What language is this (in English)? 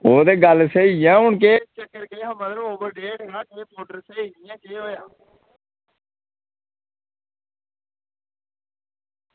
Dogri